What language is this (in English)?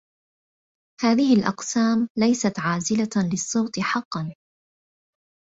Arabic